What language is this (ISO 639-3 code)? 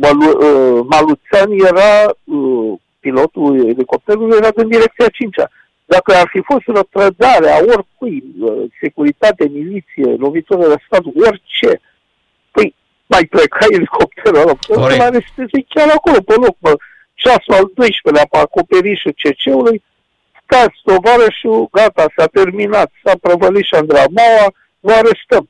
ron